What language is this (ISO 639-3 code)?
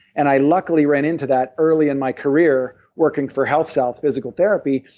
eng